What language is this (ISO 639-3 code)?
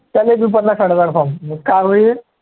mar